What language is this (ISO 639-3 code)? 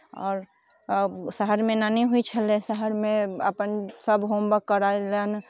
mai